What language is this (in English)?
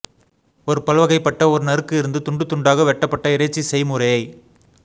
Tamil